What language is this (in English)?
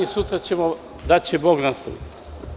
Serbian